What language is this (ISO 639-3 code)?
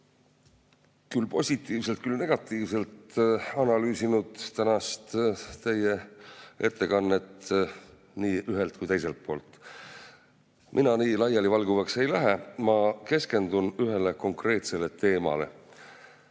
est